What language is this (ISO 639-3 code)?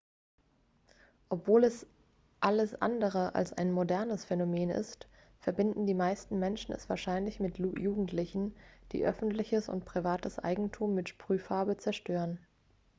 deu